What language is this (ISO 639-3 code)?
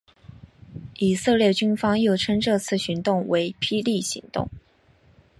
zho